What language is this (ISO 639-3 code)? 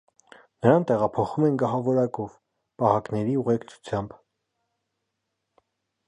hye